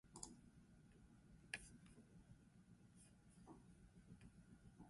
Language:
Basque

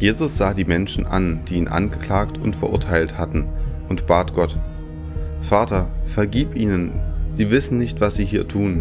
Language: German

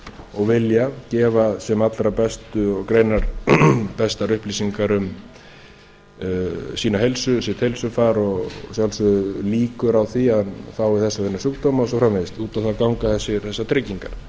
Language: Icelandic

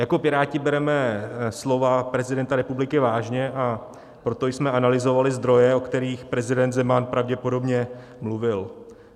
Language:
Czech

